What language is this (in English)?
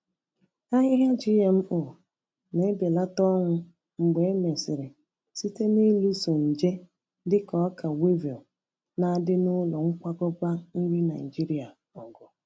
Igbo